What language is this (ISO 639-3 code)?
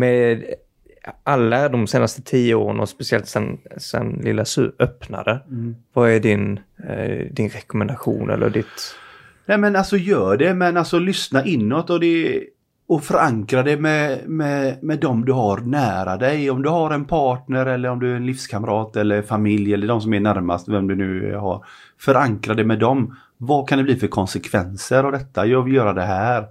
swe